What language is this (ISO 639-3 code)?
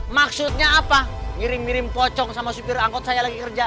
ind